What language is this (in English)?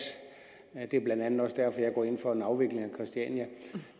Danish